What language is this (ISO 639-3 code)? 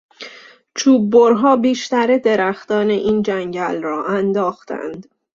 fas